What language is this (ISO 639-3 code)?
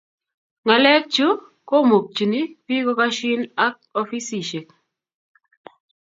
kln